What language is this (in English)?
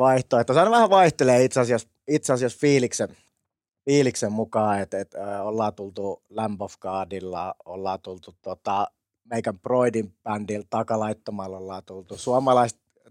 Finnish